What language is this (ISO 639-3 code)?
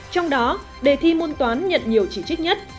vie